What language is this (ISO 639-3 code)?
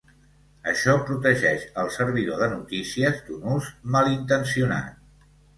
cat